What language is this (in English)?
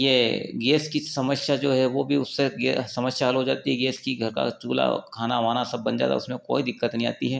Hindi